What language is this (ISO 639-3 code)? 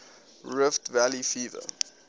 eng